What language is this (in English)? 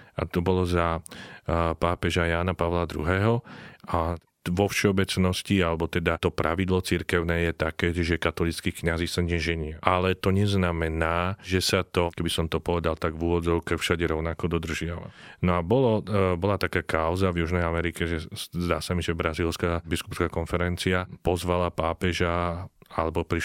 Slovak